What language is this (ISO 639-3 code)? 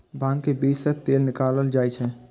mai